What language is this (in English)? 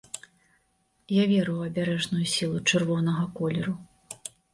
Belarusian